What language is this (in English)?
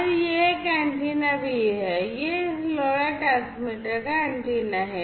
Hindi